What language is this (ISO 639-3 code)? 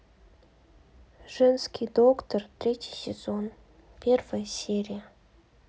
rus